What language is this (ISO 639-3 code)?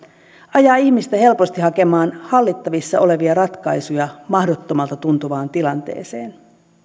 fin